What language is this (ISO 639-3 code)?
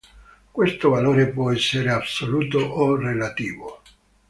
ita